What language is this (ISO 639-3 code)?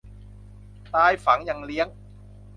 tha